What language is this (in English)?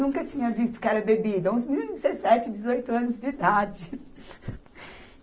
Portuguese